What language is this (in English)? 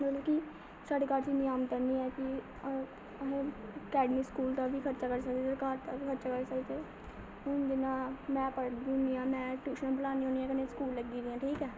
Dogri